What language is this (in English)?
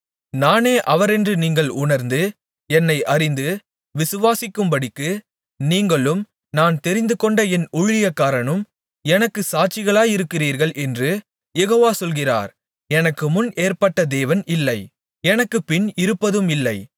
Tamil